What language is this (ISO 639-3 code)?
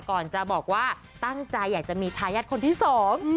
tha